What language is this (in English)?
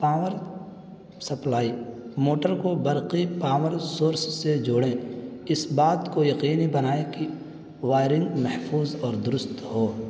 Urdu